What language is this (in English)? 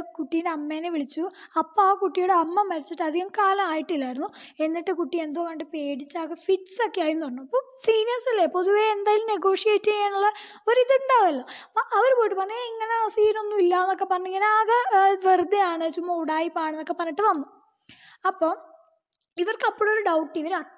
Malayalam